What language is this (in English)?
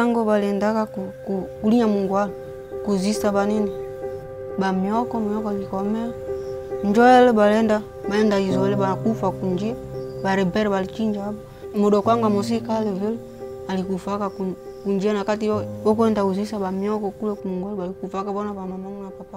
Romanian